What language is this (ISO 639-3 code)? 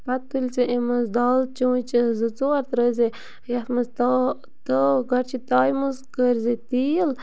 kas